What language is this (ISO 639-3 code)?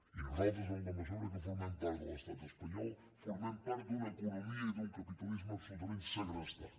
cat